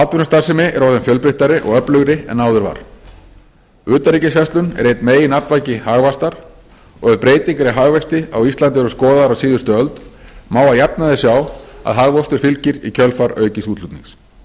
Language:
Icelandic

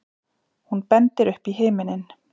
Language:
Icelandic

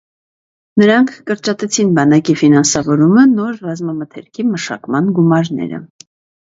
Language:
Armenian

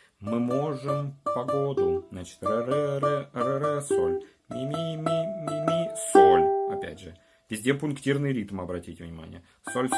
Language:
Russian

